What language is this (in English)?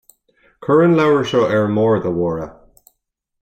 Irish